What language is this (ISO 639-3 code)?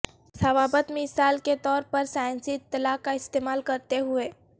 urd